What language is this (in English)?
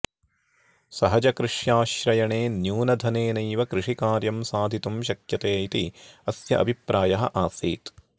Sanskrit